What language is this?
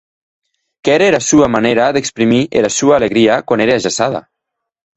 Occitan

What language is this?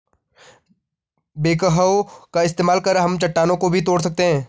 Hindi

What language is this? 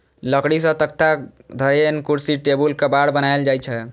Maithili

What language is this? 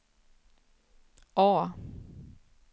Swedish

